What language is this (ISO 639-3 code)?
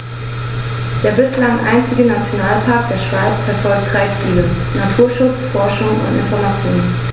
deu